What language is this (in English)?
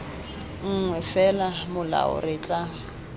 Tswana